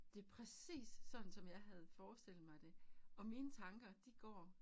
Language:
Danish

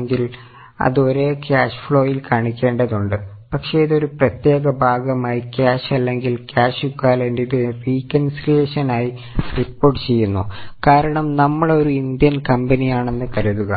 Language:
Malayalam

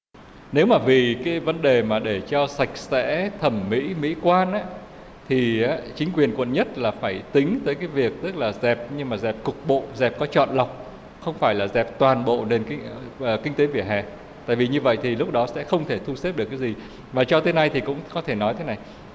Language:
Vietnamese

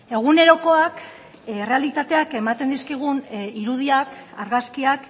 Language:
Basque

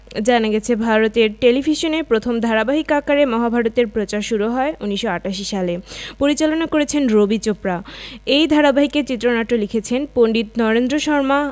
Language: Bangla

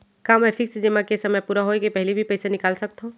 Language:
Chhattisgarhi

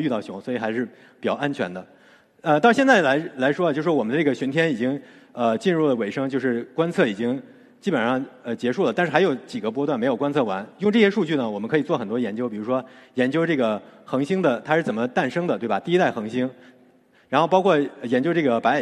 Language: Chinese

